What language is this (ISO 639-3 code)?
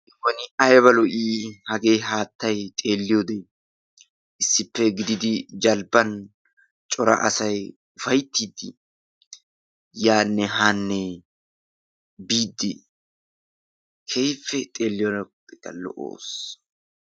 wal